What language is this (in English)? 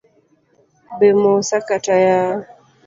Luo (Kenya and Tanzania)